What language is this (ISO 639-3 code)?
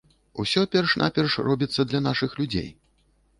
bel